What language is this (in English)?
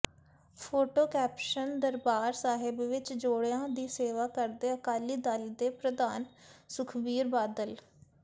Punjabi